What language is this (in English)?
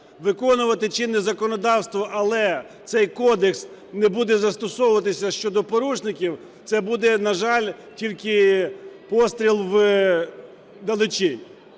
Ukrainian